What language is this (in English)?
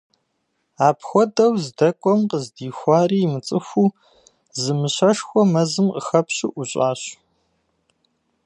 Kabardian